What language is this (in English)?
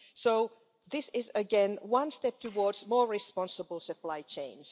English